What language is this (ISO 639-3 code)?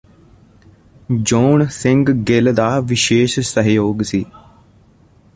pan